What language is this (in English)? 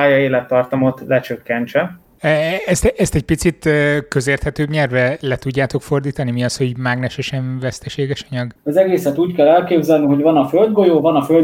Hungarian